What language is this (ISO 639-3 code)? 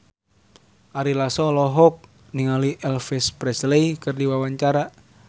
sun